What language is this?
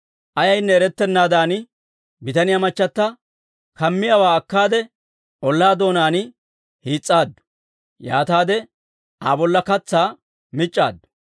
Dawro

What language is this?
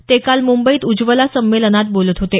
Marathi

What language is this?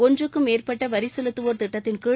Tamil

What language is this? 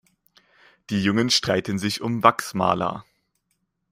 German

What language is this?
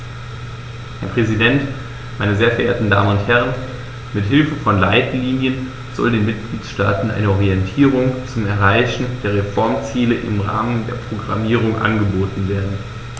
German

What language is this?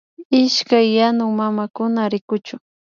Imbabura Highland Quichua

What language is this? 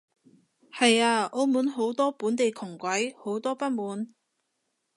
Cantonese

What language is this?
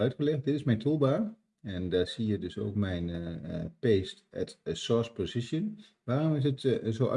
Dutch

